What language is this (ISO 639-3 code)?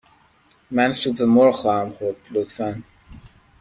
fas